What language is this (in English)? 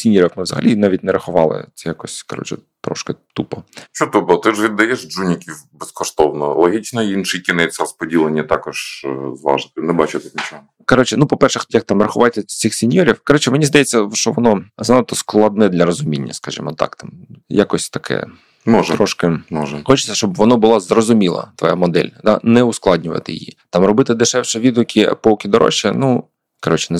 Ukrainian